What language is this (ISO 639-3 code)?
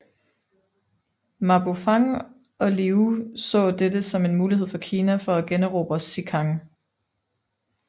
dan